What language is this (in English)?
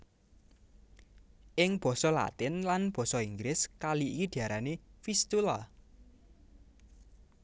Javanese